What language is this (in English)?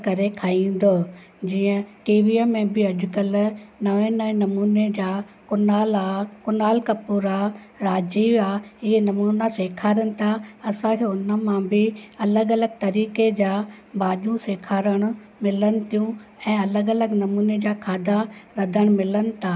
Sindhi